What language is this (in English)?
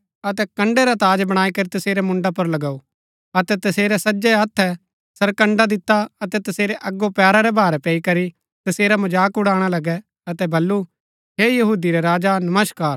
Gaddi